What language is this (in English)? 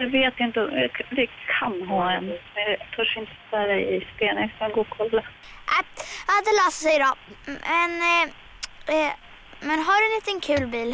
Swedish